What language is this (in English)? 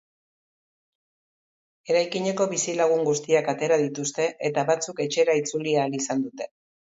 Basque